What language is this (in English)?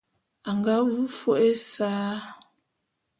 Bulu